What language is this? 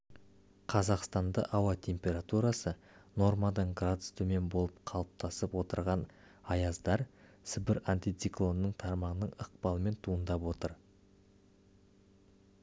Kazakh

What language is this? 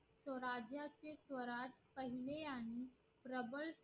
Marathi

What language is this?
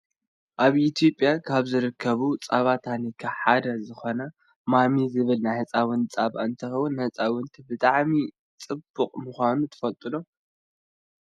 Tigrinya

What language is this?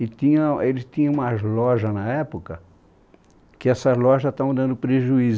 Portuguese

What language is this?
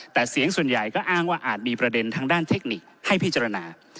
Thai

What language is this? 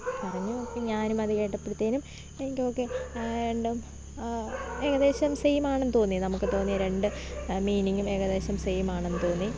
Malayalam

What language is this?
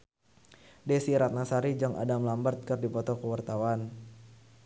Sundanese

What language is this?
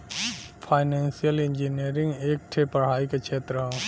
Bhojpuri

